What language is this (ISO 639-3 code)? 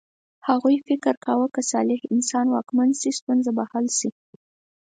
pus